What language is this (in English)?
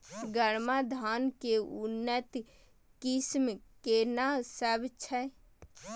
Maithili